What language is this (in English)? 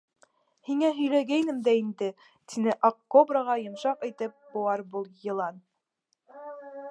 Bashkir